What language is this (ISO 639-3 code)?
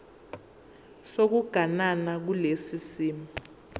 zul